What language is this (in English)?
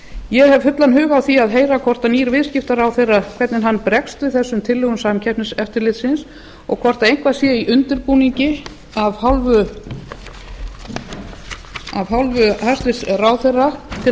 Icelandic